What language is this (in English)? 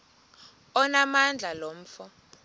Xhosa